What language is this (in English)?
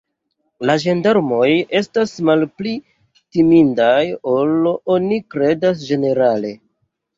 Esperanto